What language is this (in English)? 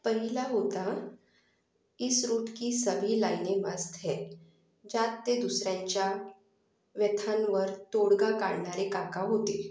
Marathi